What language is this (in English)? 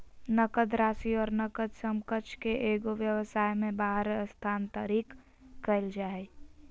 Magahi